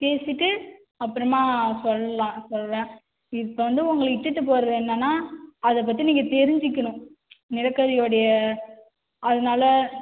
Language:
Tamil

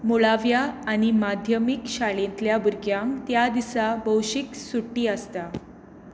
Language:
Konkani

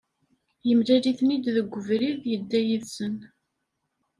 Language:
Kabyle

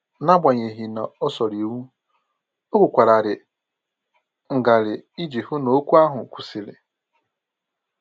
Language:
Igbo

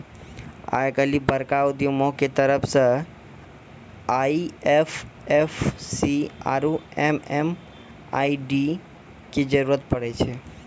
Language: Maithili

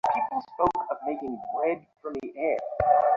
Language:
Bangla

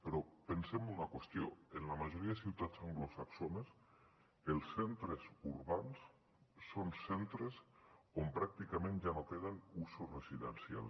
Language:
Catalan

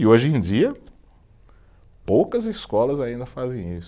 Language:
Portuguese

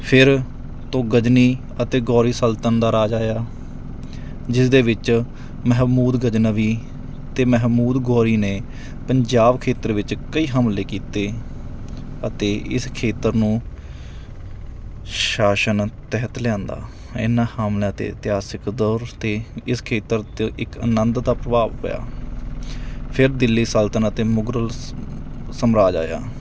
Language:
Punjabi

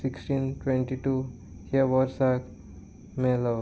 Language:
Konkani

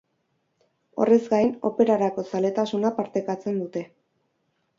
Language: Basque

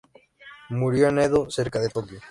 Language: Spanish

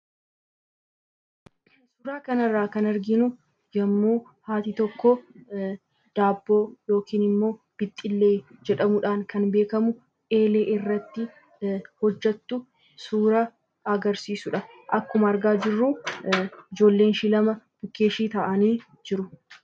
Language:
Oromo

